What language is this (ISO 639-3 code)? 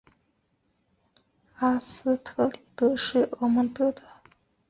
zho